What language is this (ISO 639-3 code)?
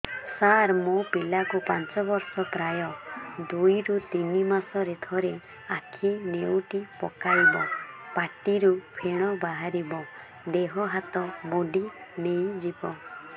ori